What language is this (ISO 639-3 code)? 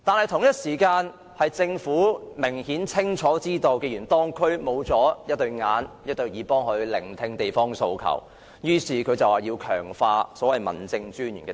yue